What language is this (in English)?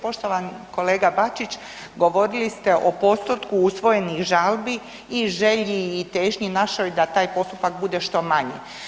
Croatian